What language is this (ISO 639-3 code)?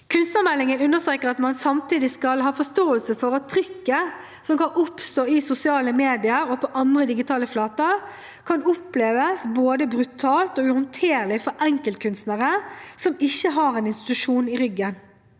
nor